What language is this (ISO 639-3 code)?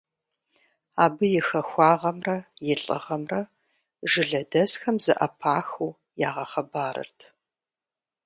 kbd